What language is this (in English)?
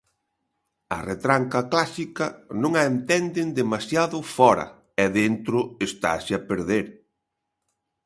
Galician